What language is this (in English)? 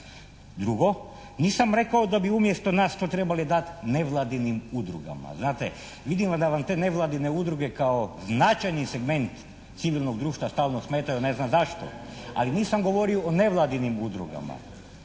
Croatian